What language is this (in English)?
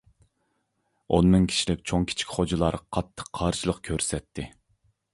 Uyghur